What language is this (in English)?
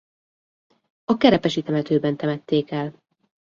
Hungarian